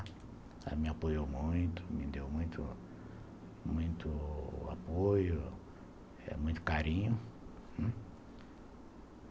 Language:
Portuguese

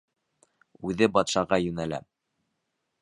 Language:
Bashkir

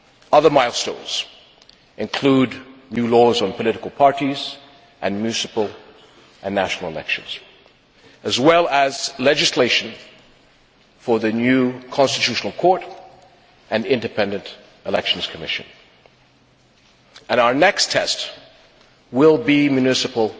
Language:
English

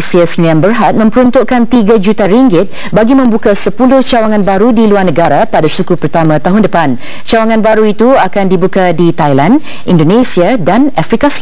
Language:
Malay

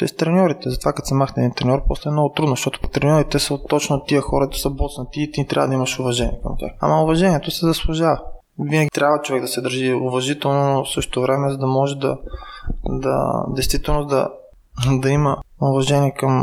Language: Bulgarian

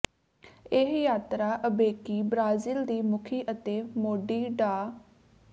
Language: Punjabi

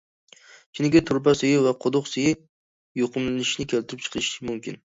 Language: Uyghur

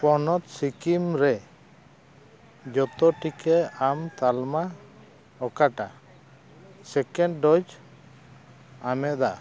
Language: Santali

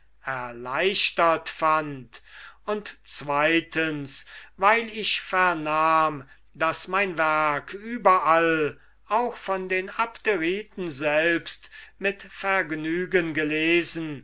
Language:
German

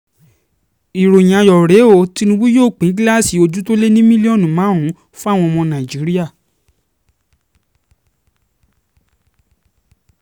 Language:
Yoruba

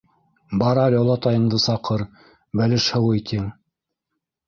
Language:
Bashkir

